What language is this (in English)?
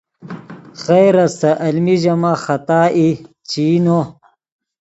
Yidgha